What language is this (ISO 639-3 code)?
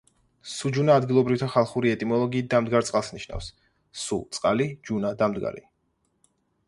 kat